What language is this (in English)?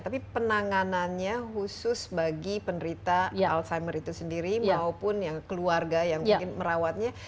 Indonesian